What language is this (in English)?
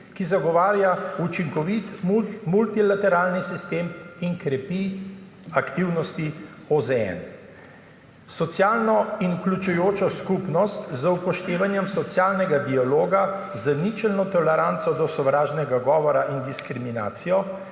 Slovenian